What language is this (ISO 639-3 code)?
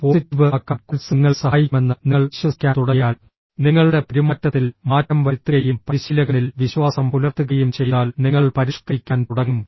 mal